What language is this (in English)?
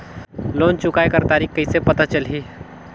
Chhattisgarhi